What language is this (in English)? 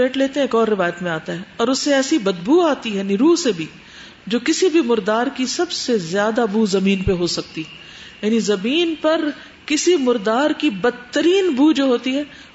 Urdu